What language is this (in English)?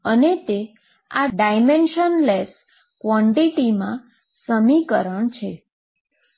Gujarati